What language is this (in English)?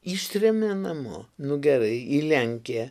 Lithuanian